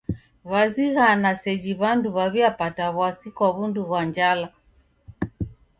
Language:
Taita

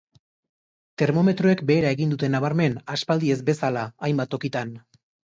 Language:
Basque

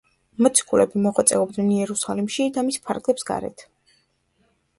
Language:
Georgian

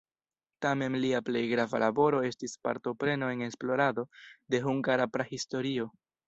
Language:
Esperanto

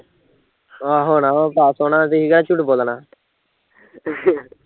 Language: Punjabi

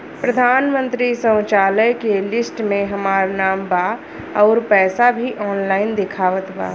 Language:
Bhojpuri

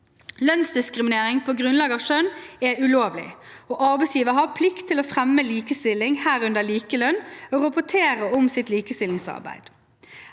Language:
Norwegian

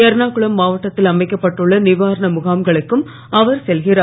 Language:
Tamil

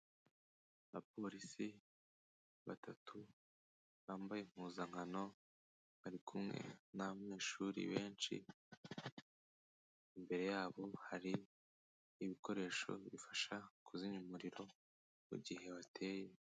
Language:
Kinyarwanda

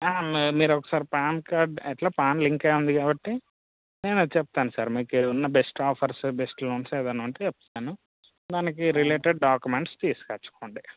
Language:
Telugu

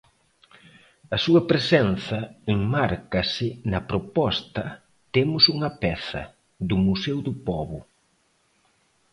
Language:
Galician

